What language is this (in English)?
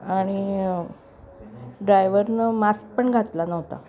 Marathi